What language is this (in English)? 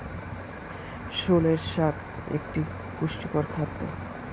Bangla